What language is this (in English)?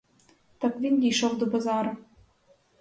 Ukrainian